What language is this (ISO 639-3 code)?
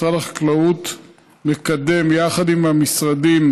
heb